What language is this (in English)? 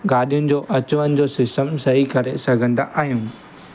Sindhi